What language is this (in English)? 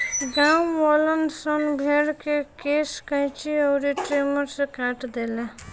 Bhojpuri